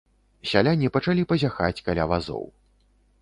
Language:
Belarusian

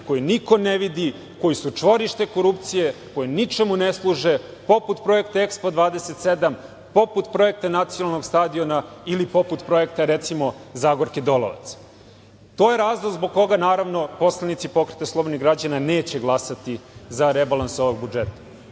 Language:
Serbian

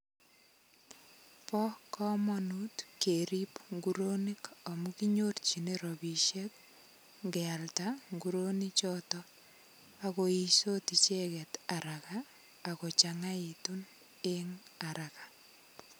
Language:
Kalenjin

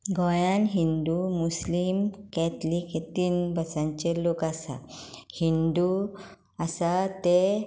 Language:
Konkani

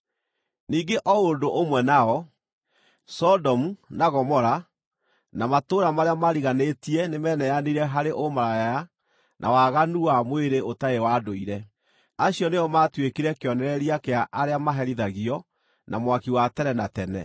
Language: Kikuyu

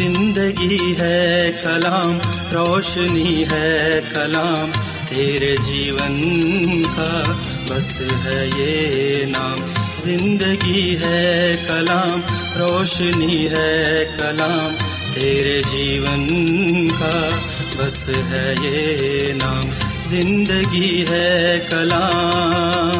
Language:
Urdu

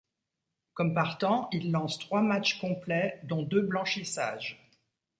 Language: French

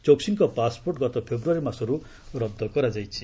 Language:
Odia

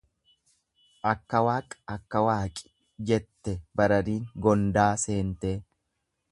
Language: Oromo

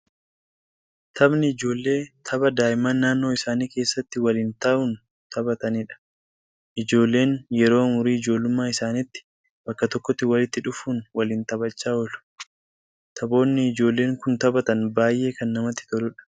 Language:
Oromo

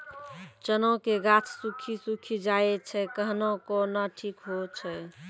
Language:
Maithili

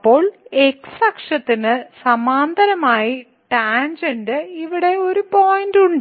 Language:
Malayalam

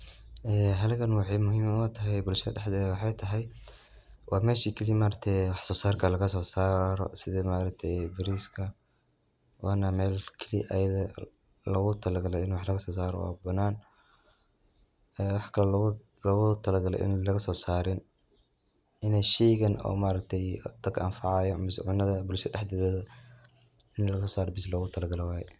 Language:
Somali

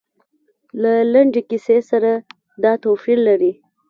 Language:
Pashto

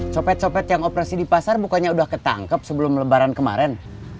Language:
Indonesian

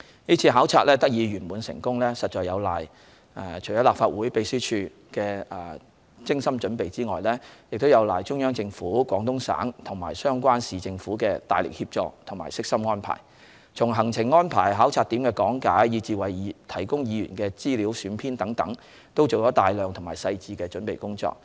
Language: Cantonese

